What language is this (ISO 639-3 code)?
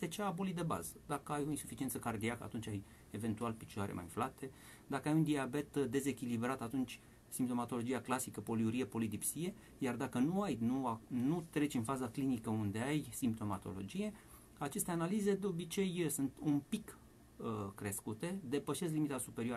ron